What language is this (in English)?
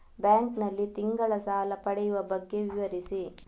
Kannada